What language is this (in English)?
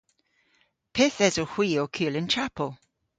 Cornish